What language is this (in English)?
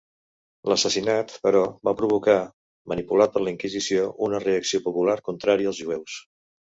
Catalan